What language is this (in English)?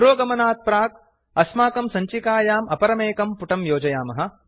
Sanskrit